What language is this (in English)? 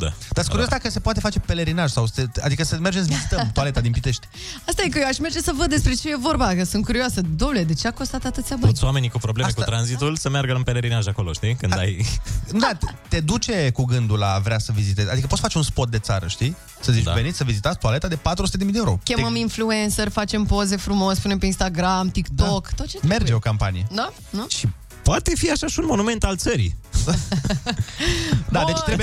Romanian